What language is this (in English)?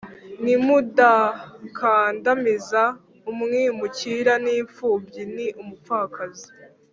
Kinyarwanda